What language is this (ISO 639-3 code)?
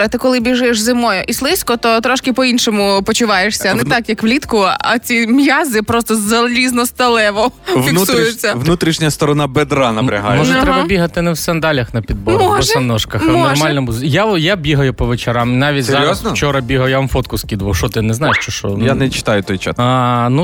ukr